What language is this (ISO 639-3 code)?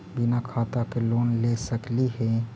mag